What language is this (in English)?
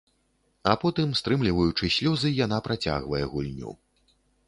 Belarusian